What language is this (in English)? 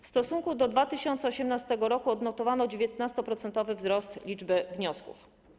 Polish